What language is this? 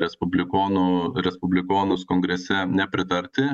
Lithuanian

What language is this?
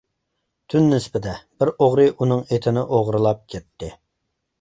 Uyghur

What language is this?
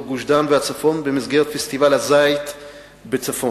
Hebrew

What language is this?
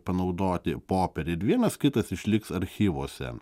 Lithuanian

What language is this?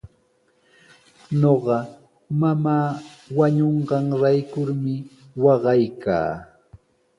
Sihuas Ancash Quechua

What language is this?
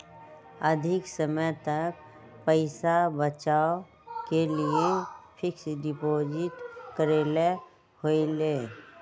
Magahi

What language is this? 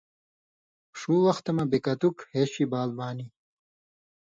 Indus Kohistani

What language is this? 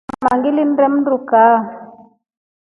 Rombo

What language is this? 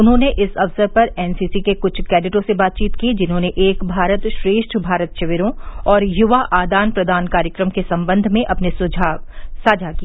Hindi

